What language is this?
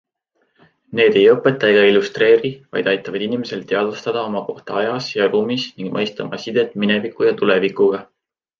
Estonian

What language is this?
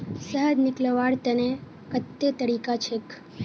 Magahi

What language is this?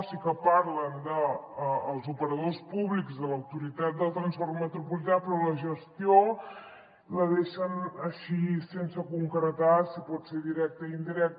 Catalan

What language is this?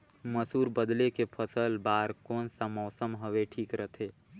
Chhattisgarhi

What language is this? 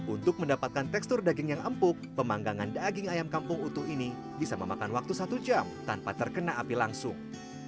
Indonesian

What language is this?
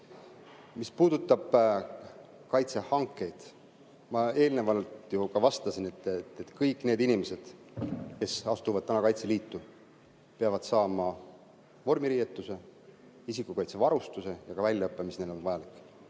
Estonian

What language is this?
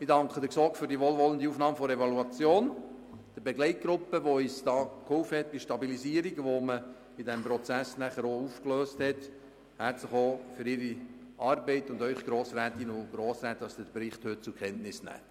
Swiss German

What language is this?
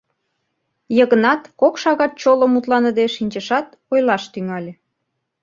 Mari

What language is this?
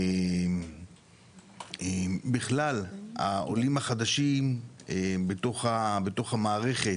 Hebrew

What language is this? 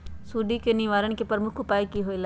Magahi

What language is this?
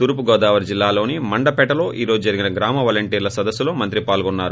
Telugu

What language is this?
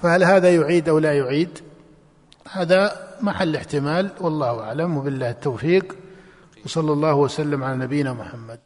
Arabic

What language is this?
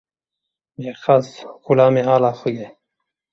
Kurdish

